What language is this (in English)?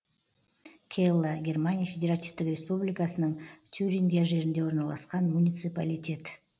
Kazakh